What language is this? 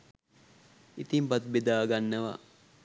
Sinhala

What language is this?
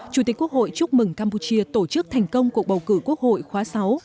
Vietnamese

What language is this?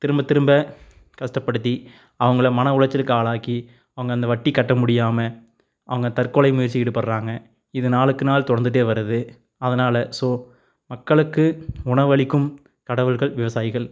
Tamil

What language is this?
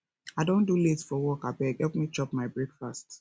Nigerian Pidgin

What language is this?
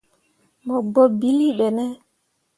Mundang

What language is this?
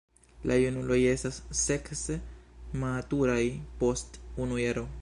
Esperanto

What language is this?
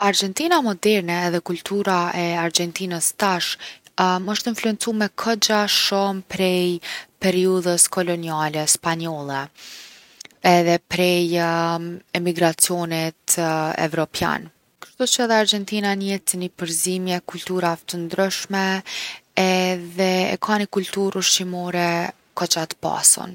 Gheg Albanian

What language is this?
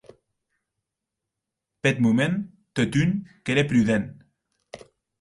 Occitan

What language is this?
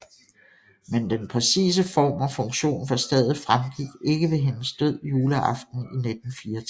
Danish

